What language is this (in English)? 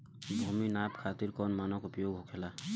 Bhojpuri